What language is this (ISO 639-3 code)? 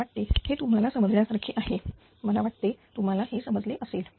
mar